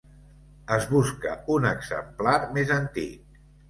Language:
Catalan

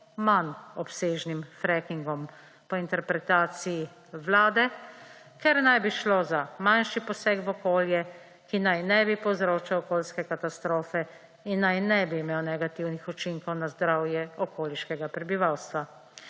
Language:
Slovenian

